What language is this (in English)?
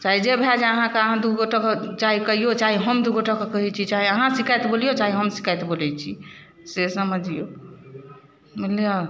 Maithili